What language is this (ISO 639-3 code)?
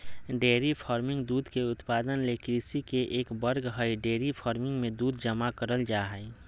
mag